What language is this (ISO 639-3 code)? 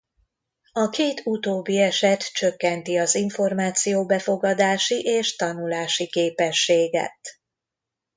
hun